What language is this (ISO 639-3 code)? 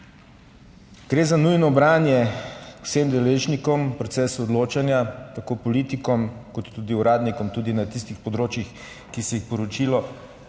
slv